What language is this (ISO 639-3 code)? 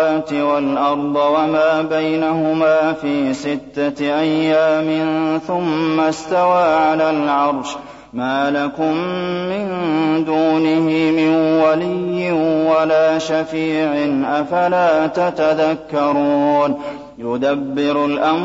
ara